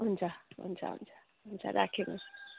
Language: Nepali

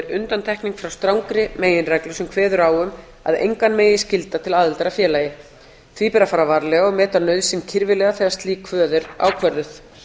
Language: Icelandic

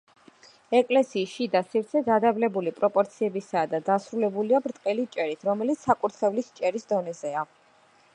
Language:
Georgian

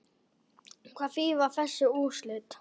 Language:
Icelandic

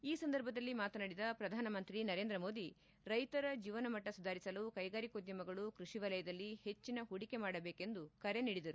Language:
Kannada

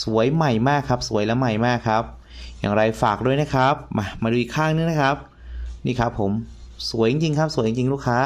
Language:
Thai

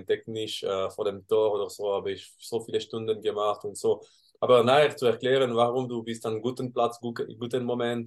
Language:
German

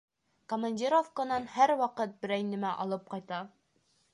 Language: Bashkir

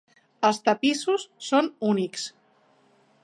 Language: Catalan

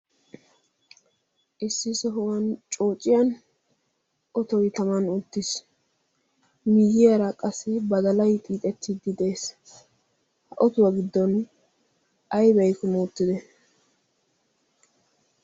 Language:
Wolaytta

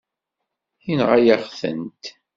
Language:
Kabyle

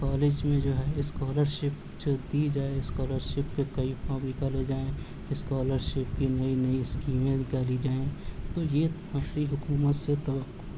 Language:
Urdu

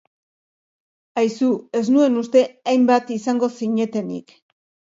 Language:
Basque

